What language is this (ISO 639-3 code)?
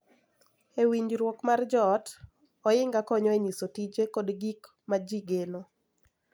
luo